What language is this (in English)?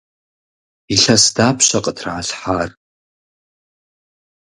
Kabardian